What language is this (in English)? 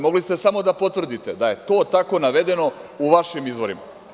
Serbian